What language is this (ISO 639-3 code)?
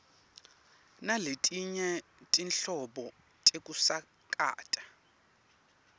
ssw